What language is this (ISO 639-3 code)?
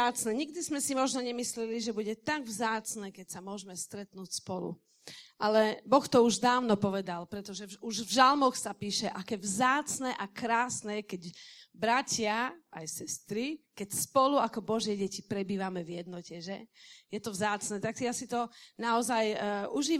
slk